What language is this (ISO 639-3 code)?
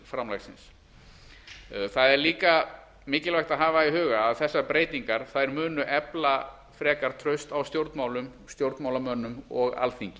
isl